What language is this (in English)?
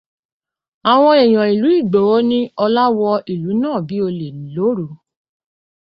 Yoruba